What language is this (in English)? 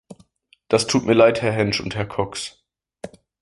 German